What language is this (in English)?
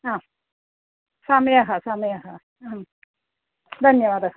Sanskrit